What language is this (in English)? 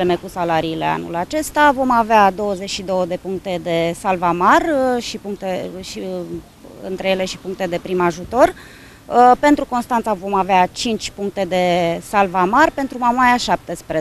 Romanian